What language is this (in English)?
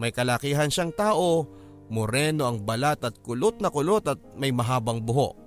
Filipino